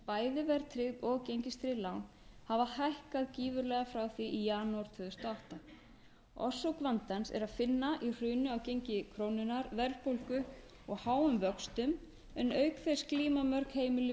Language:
Icelandic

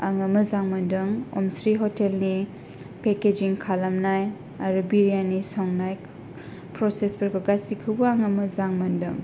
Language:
Bodo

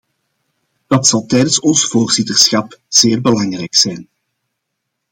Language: Dutch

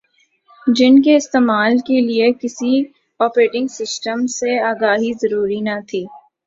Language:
Urdu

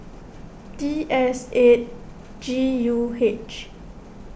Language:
English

